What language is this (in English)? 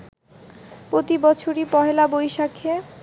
Bangla